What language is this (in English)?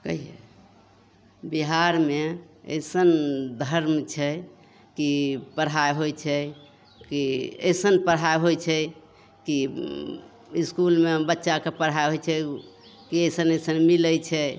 Maithili